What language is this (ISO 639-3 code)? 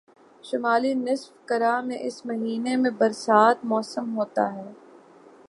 urd